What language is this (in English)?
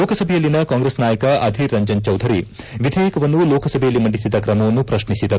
Kannada